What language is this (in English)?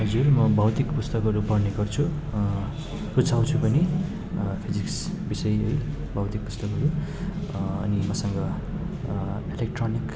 Nepali